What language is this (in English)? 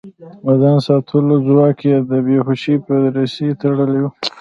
Pashto